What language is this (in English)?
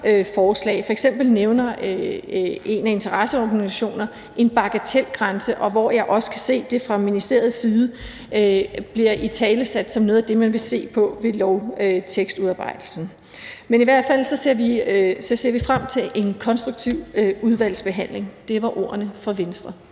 Danish